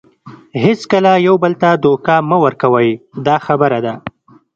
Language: Pashto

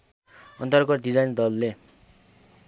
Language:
Nepali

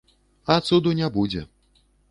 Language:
Belarusian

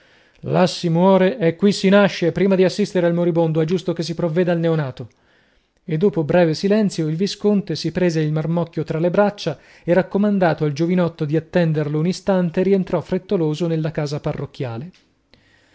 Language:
Italian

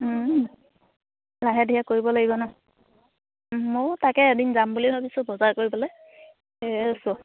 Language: Assamese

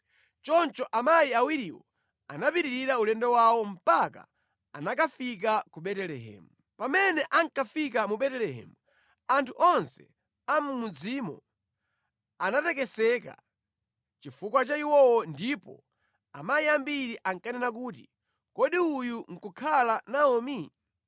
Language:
Nyanja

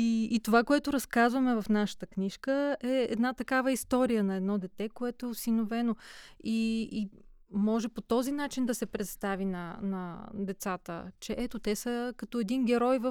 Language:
Bulgarian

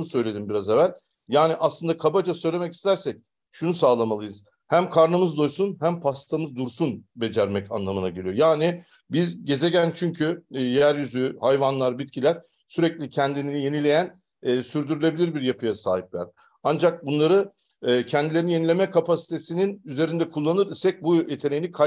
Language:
Turkish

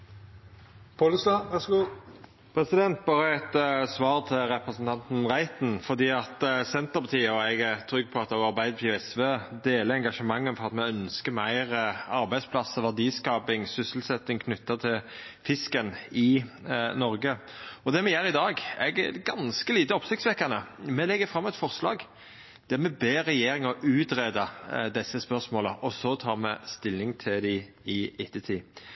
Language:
Norwegian Nynorsk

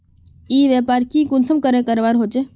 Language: Magahi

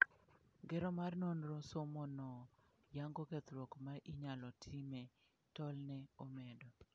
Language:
Luo (Kenya and Tanzania)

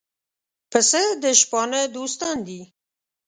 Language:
Pashto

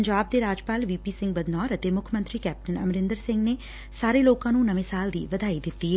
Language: Punjabi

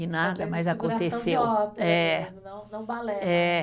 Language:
Portuguese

